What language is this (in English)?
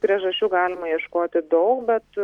Lithuanian